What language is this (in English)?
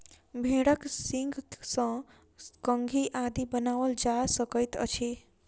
Maithili